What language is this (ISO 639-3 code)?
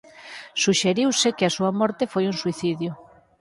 glg